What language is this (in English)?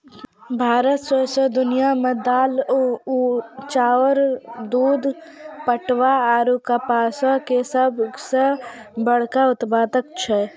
Maithili